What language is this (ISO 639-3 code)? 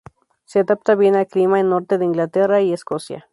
spa